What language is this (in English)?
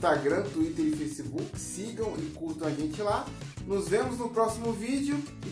Portuguese